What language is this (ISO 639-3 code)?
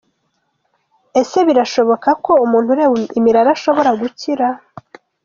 kin